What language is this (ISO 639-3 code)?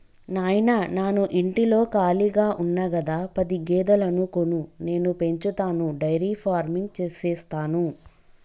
tel